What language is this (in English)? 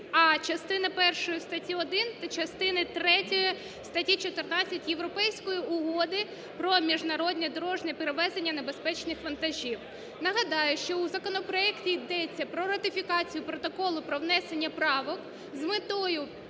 Ukrainian